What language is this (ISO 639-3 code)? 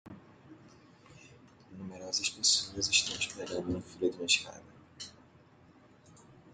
por